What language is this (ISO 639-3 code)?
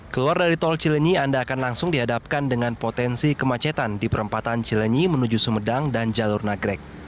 ind